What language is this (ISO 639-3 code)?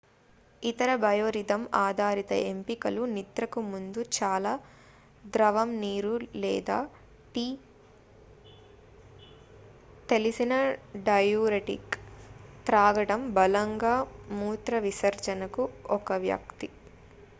tel